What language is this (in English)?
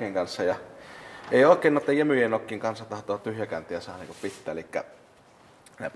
Finnish